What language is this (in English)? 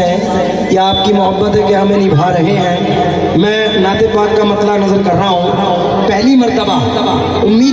Arabic